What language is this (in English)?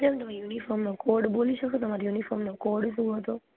Gujarati